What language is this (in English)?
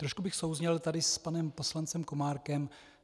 Czech